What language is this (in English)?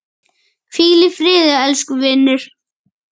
Icelandic